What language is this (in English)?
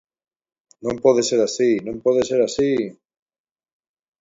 Galician